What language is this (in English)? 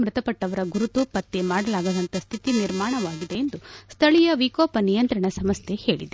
Kannada